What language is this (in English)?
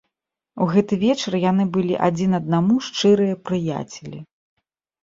Belarusian